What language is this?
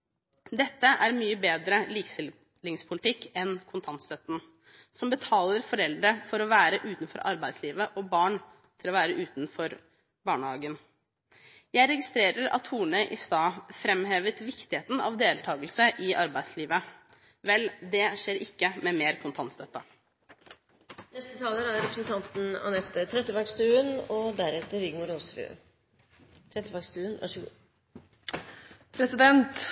Norwegian Bokmål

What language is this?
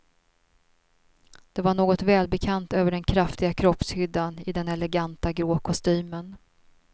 Swedish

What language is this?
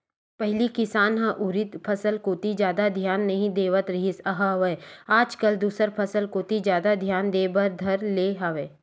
Chhattisgarhi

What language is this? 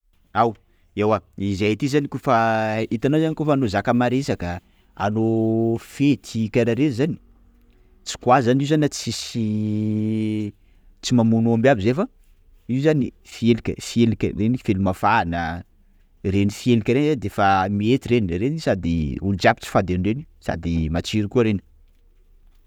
Sakalava Malagasy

